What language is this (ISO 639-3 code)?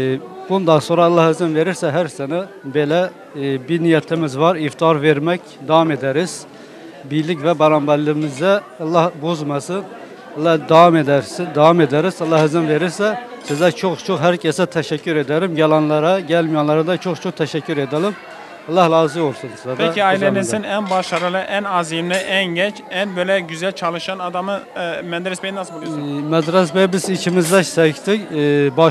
tur